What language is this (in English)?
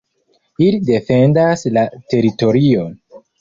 Esperanto